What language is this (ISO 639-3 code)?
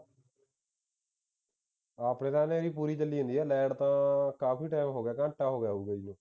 pan